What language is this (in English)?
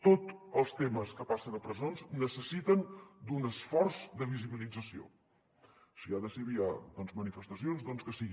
Catalan